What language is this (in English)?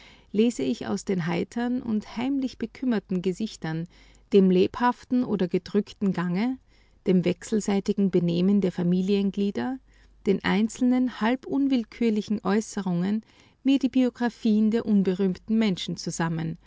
German